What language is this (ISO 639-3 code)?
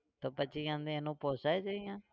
guj